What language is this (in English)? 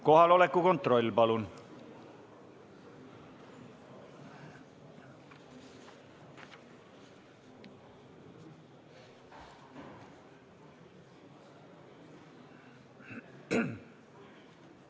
Estonian